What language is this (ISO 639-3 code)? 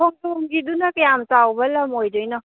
mni